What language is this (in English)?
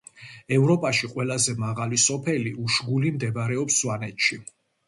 Georgian